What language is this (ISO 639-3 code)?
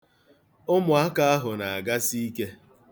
ibo